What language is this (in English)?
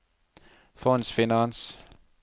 Norwegian